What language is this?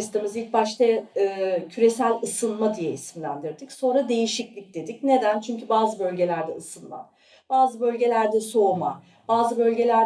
Turkish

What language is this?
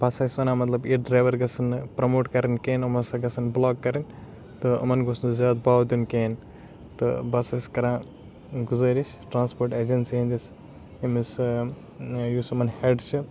Kashmiri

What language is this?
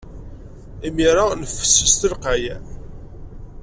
Kabyle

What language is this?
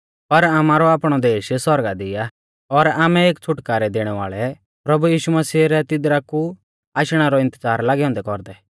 Mahasu Pahari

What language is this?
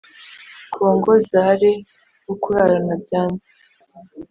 Kinyarwanda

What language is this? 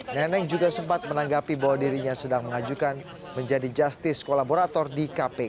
Indonesian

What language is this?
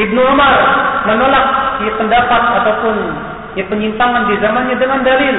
Malay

